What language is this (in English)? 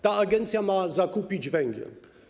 Polish